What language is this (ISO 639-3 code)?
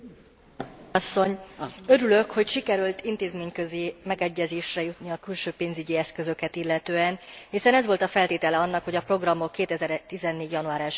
hun